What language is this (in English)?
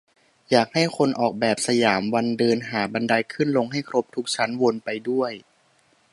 Thai